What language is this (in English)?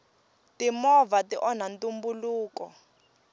Tsonga